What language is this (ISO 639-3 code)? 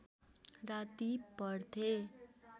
nep